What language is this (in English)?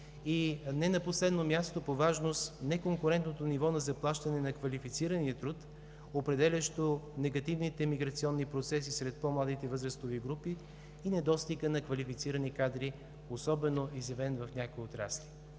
Bulgarian